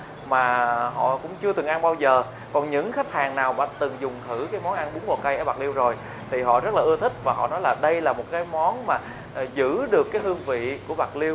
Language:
Vietnamese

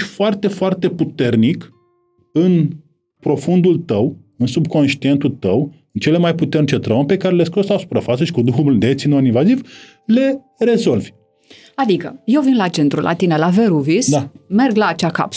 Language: Romanian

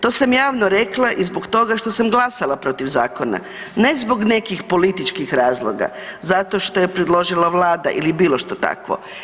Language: Croatian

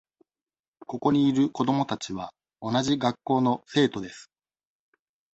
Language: Japanese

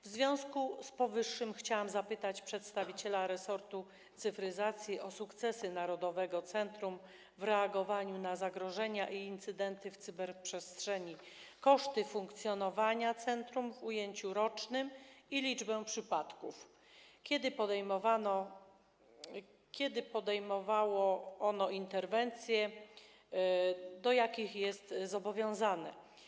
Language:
Polish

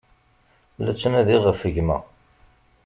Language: Kabyle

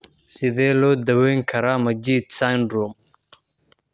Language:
Somali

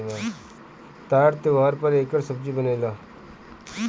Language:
Bhojpuri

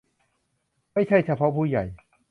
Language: Thai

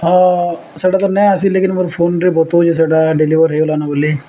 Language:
Odia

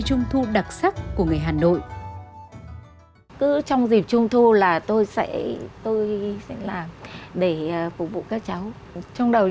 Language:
Vietnamese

